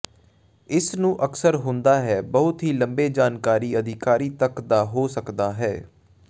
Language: Punjabi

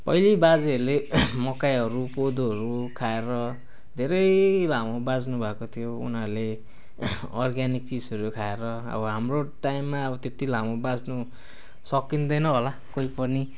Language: Nepali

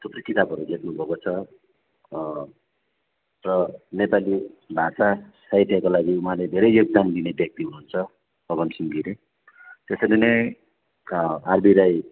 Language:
Nepali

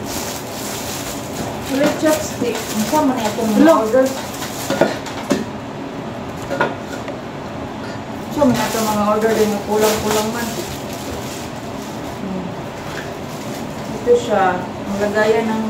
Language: Filipino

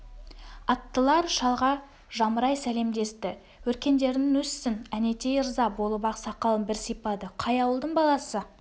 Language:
Kazakh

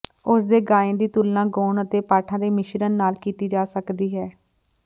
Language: Punjabi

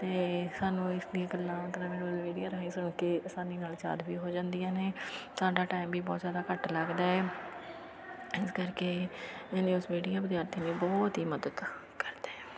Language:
Punjabi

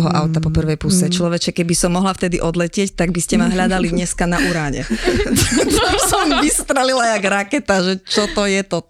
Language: Slovak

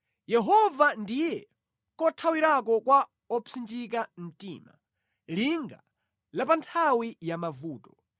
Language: Nyanja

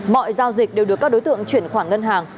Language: Vietnamese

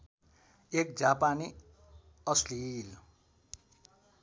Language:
Nepali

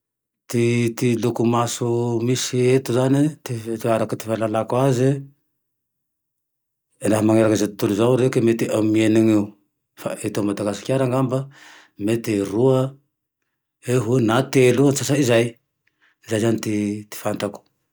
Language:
Tandroy-Mahafaly Malagasy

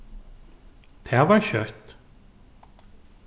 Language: Faroese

